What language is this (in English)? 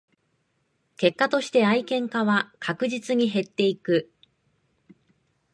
Japanese